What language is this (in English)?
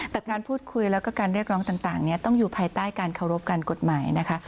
Thai